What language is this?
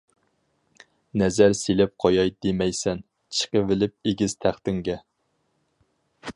Uyghur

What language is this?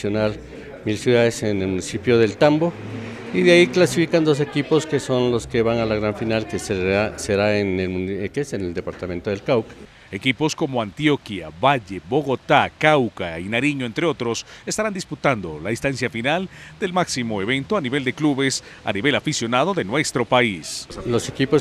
Spanish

